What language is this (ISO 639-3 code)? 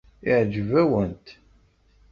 kab